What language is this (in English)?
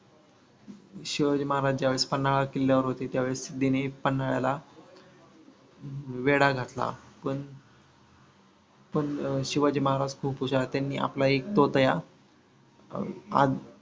Marathi